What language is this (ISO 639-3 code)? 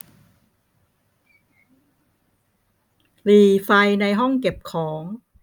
tha